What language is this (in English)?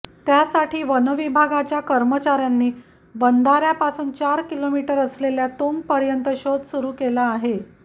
Marathi